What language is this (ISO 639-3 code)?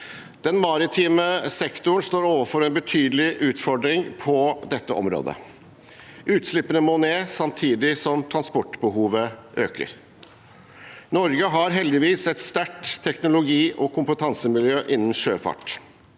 nor